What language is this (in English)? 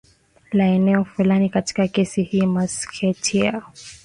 Swahili